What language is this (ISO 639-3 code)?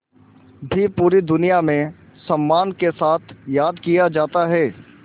hin